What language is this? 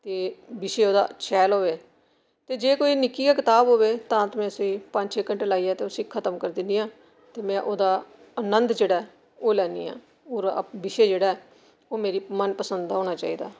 Dogri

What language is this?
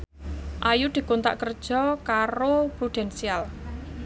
Javanese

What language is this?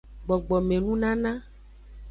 Aja (Benin)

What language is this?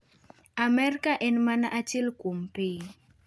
Luo (Kenya and Tanzania)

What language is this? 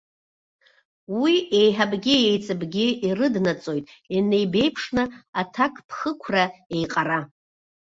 Abkhazian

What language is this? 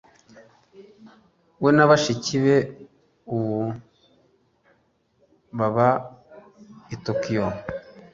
Kinyarwanda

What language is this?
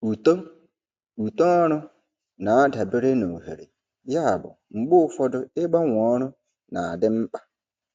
Igbo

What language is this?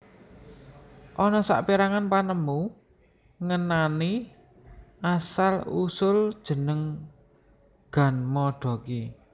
Javanese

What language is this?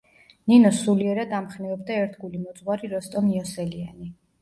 Georgian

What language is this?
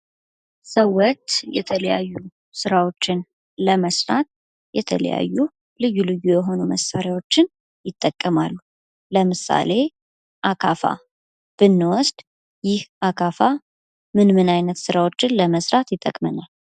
Amharic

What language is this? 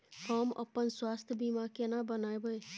Maithili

